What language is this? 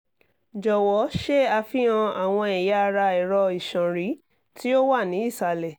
Yoruba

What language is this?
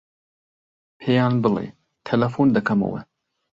Central Kurdish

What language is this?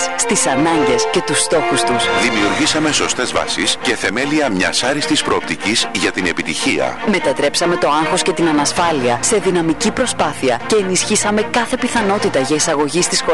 Greek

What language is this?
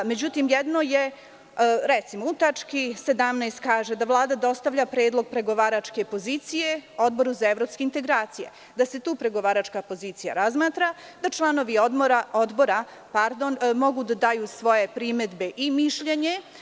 Serbian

